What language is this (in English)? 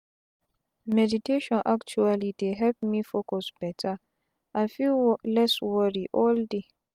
Nigerian Pidgin